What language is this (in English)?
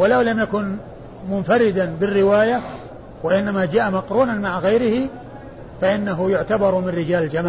Arabic